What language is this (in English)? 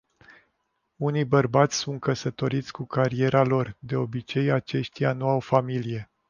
Romanian